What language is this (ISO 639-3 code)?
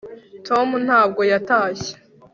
kin